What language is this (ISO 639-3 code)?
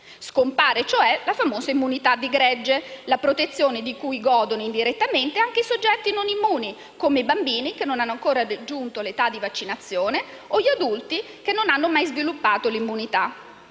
ita